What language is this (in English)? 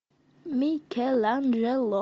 Russian